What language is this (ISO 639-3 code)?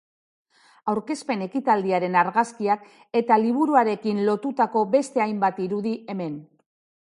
eus